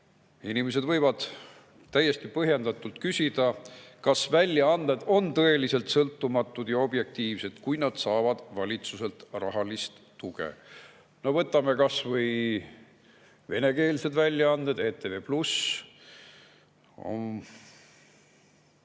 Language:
Estonian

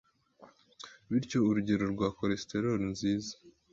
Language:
Kinyarwanda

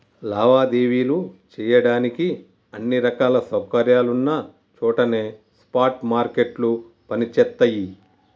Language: Telugu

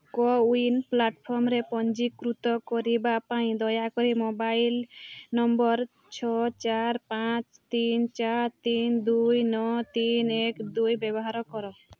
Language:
Odia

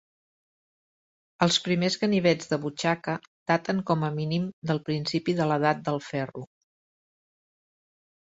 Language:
Catalan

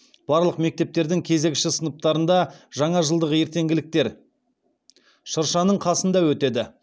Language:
Kazakh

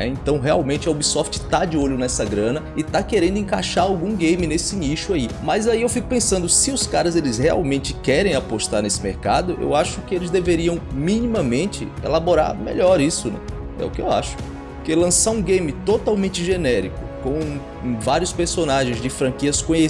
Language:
Portuguese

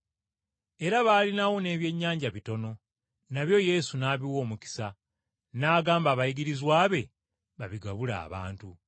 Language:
Ganda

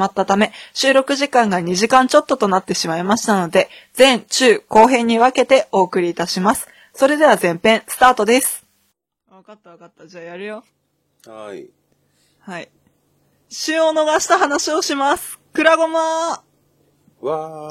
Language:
Japanese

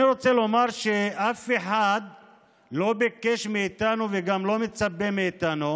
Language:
Hebrew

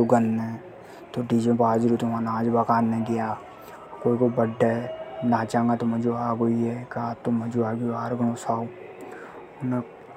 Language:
Hadothi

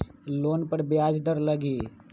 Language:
Magahi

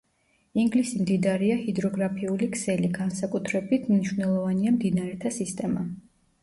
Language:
Georgian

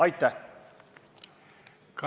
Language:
Estonian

